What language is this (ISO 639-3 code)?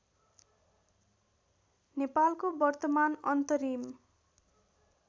nep